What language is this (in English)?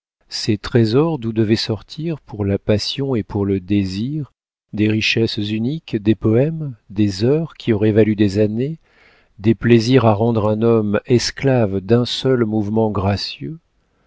French